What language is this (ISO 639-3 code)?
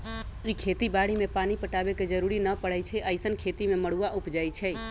mag